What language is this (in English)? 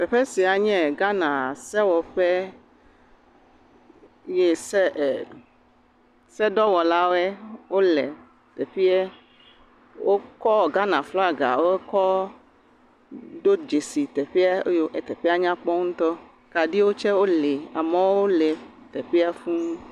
Ewe